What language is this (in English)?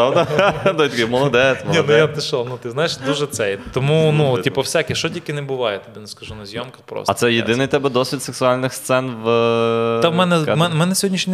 Ukrainian